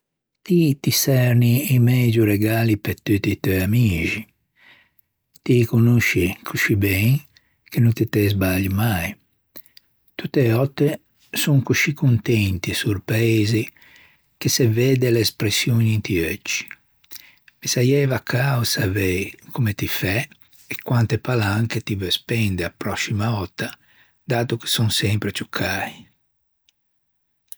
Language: Ligurian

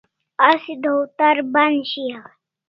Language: Kalasha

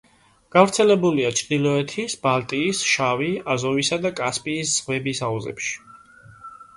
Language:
Georgian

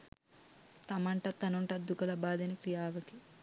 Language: Sinhala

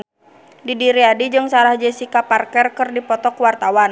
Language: Sundanese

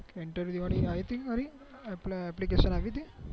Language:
Gujarati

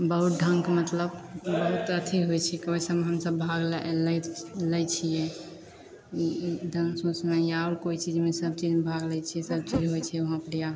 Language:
Maithili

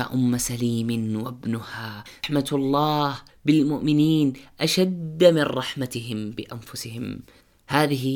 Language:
Arabic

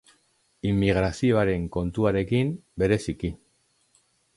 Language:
Basque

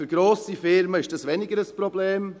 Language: Swiss German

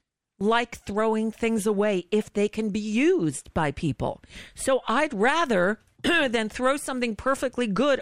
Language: English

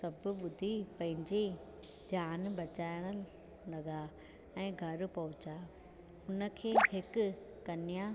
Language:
Sindhi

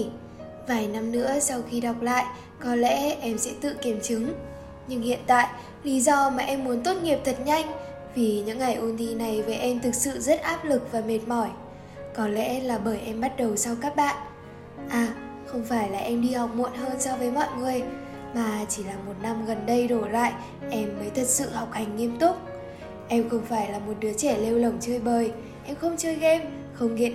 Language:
Vietnamese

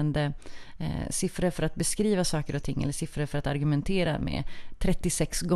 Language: Swedish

